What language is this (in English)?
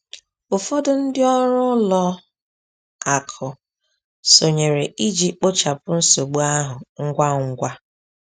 Igbo